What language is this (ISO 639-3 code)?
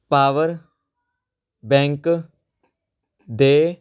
pan